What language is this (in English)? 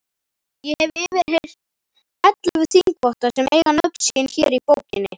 Icelandic